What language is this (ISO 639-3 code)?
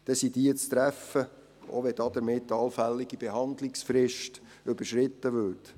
gsw